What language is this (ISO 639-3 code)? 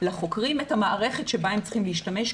heb